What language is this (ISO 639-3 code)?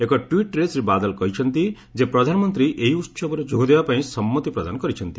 ori